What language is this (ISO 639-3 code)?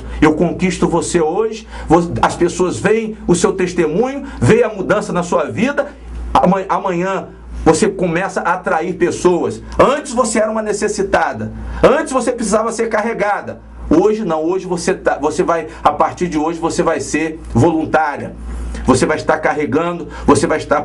por